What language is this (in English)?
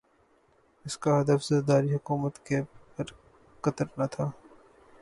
Urdu